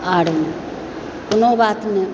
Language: Maithili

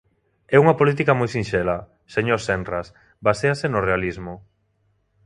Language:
Galician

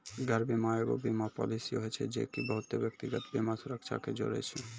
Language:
Maithili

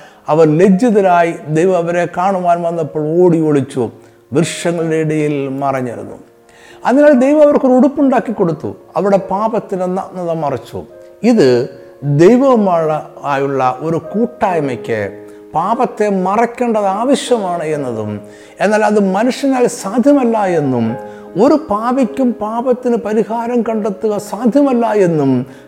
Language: Malayalam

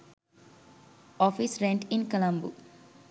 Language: Sinhala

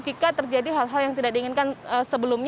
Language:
Indonesian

